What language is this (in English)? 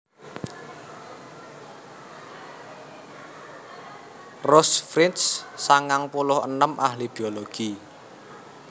Javanese